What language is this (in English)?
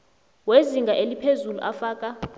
South Ndebele